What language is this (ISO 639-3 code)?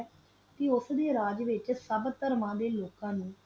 pan